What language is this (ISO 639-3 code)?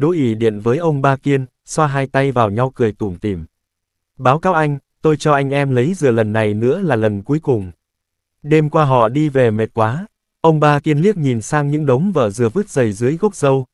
vie